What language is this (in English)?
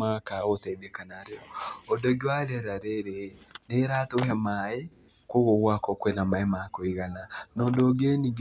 Kikuyu